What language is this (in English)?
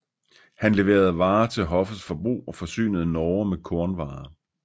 Danish